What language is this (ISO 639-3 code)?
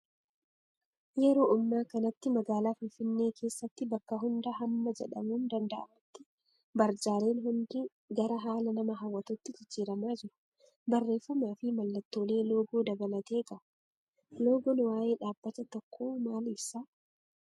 orm